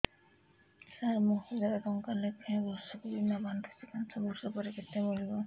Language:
Odia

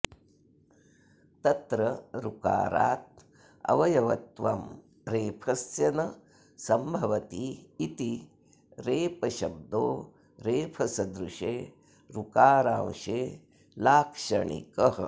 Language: Sanskrit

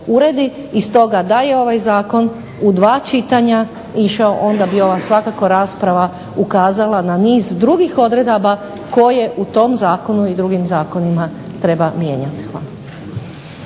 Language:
Croatian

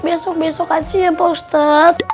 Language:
Indonesian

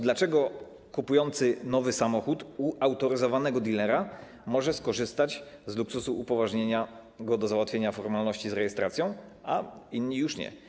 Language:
Polish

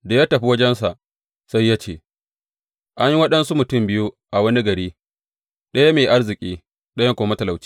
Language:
Hausa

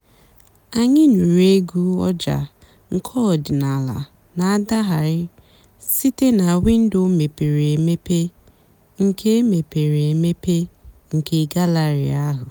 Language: Igbo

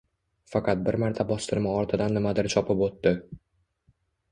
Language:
Uzbek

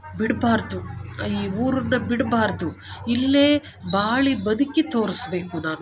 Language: Kannada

